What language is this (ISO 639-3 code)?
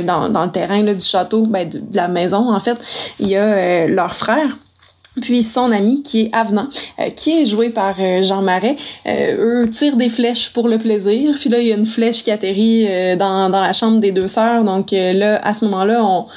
fra